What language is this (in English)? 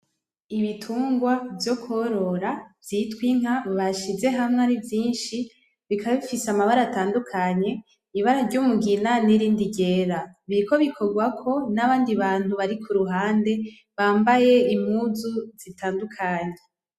Rundi